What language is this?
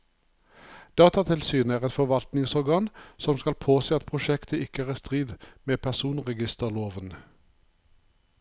Norwegian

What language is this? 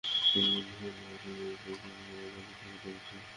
Bangla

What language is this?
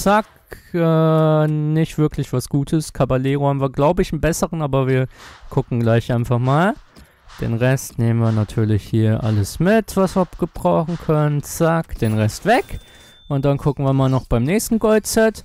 German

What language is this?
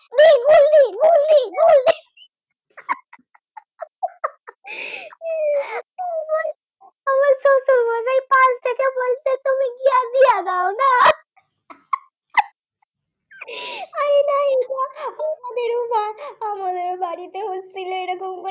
Bangla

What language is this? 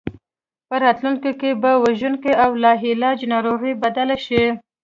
Pashto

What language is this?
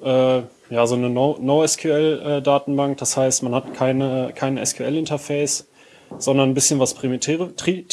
German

